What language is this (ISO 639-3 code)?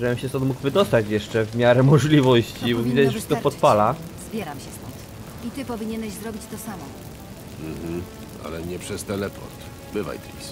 pol